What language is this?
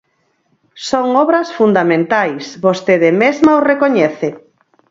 Galician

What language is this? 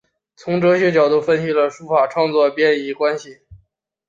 Chinese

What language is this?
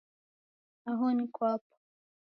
Taita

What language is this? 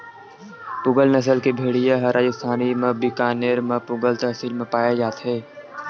Chhattisgarhi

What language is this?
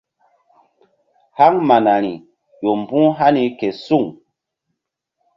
Mbum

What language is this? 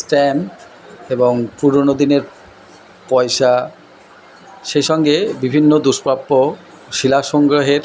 Bangla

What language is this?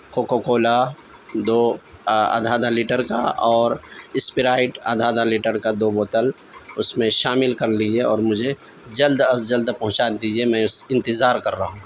Urdu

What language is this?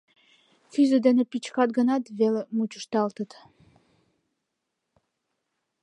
Mari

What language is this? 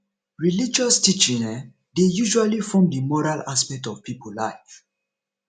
Nigerian Pidgin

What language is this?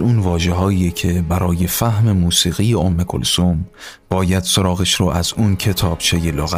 Persian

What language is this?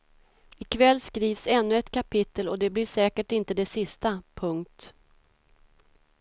Swedish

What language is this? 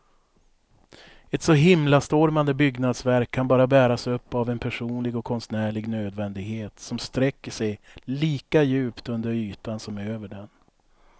Swedish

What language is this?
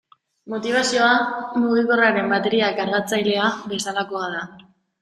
Basque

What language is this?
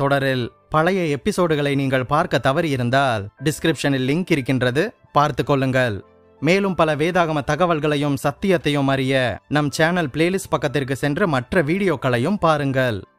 Tamil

